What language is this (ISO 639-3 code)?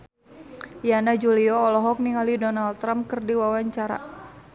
sun